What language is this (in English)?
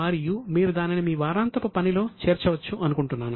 Telugu